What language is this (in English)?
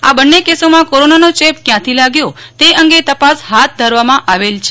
Gujarati